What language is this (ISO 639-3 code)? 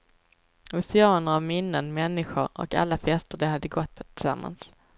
swe